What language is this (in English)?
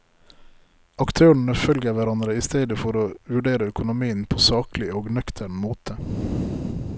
Norwegian